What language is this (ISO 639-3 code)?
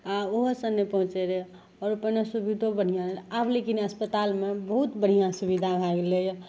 mai